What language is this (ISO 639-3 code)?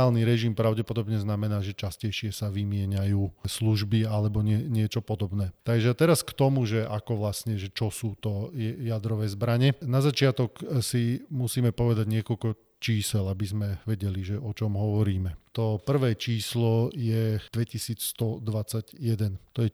slk